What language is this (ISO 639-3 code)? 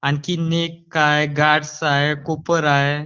mar